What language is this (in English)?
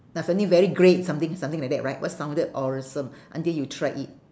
English